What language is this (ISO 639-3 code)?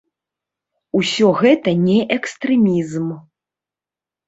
bel